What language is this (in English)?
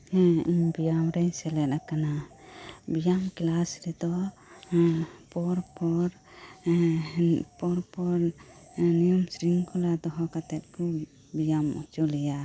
Santali